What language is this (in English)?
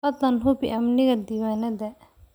Somali